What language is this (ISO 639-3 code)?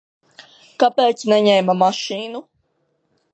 lav